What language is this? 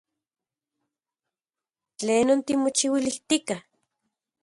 Central Puebla Nahuatl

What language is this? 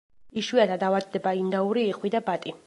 Georgian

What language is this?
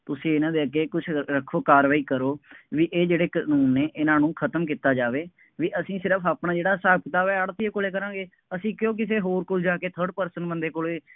Punjabi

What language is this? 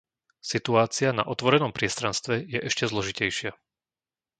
Slovak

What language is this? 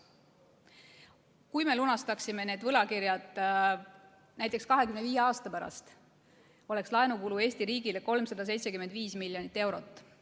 Estonian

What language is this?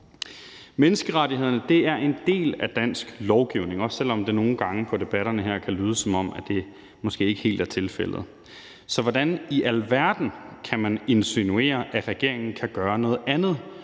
Danish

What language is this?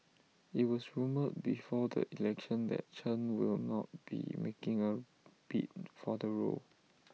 English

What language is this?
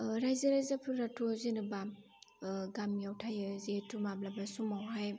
Bodo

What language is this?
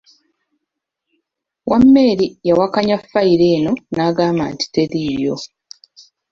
Ganda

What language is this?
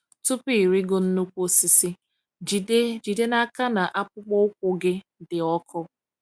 Igbo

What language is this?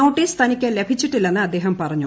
Malayalam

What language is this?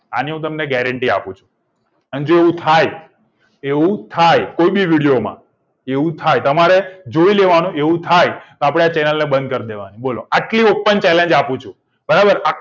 Gujarati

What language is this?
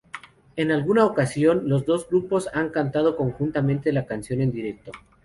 Spanish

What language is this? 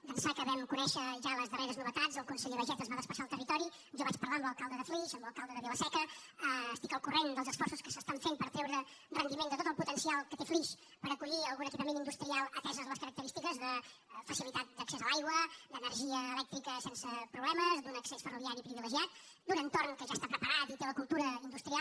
Catalan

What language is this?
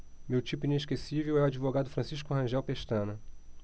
Portuguese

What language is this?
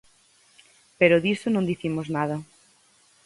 Galician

